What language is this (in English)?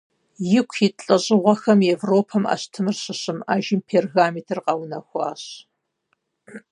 Kabardian